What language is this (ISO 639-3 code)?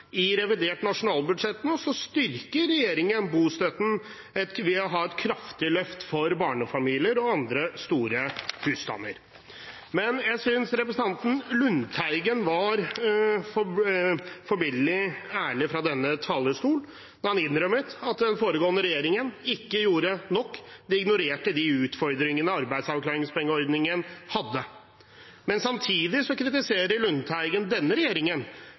nob